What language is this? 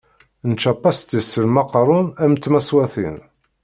Kabyle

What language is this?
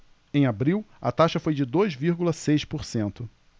Portuguese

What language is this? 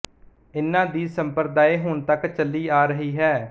Punjabi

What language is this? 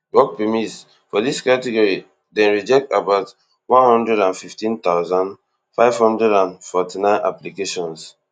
Nigerian Pidgin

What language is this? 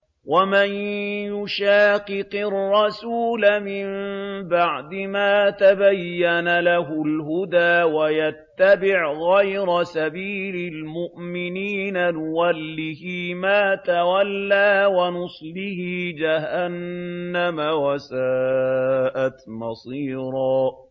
Arabic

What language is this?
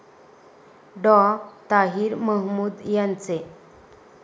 Marathi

